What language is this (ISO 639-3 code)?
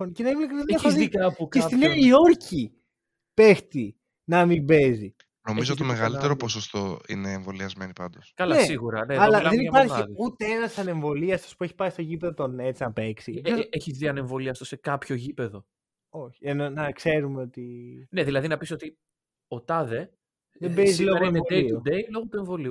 ell